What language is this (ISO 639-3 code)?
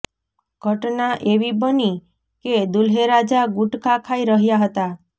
guj